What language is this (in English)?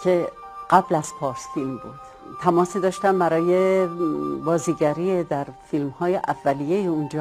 Persian